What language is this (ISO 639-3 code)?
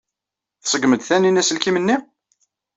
kab